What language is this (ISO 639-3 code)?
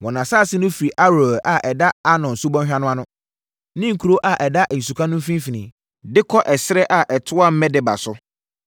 aka